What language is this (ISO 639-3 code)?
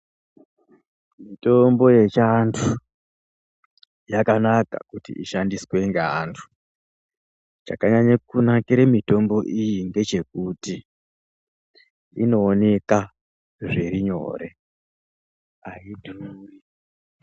ndc